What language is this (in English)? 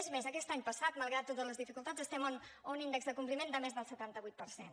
Catalan